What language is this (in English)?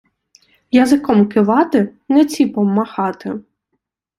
Ukrainian